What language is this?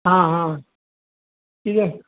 Konkani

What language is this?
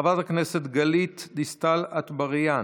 Hebrew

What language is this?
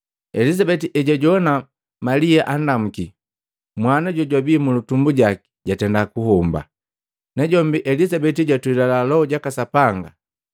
Matengo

